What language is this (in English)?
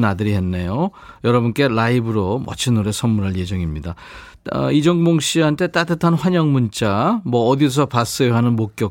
Korean